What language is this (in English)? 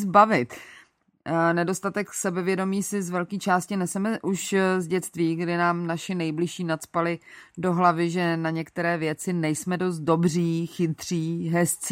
Czech